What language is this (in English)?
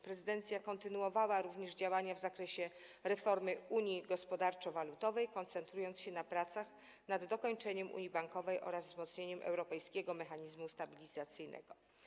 Polish